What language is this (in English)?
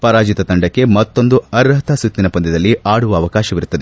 Kannada